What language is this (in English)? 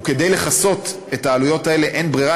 Hebrew